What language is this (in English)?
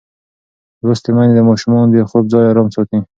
Pashto